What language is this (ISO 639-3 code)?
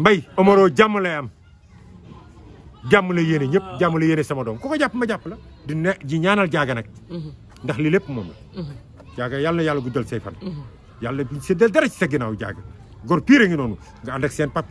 ara